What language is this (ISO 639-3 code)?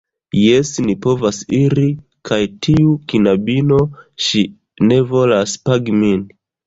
epo